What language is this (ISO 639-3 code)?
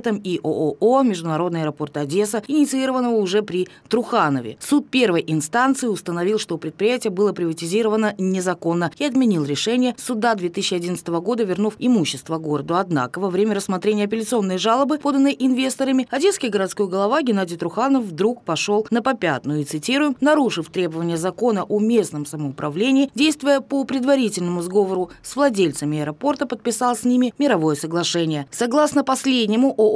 rus